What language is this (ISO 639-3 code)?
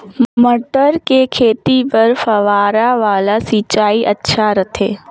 hne